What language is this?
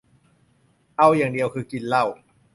Thai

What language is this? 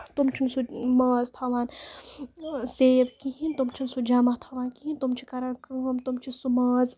Kashmiri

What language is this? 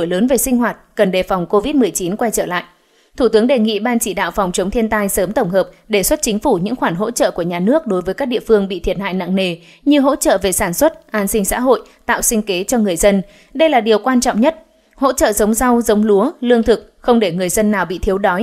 Vietnamese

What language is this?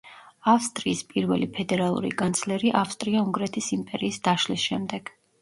Georgian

